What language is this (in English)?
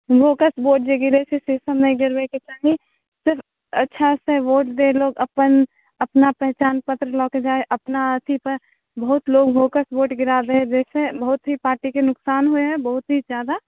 Maithili